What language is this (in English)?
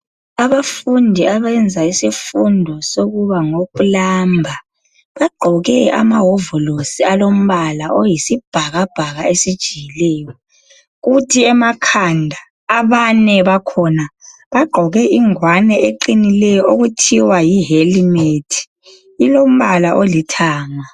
North Ndebele